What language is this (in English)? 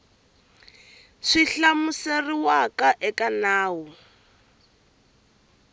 Tsonga